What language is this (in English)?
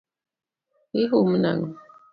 Luo (Kenya and Tanzania)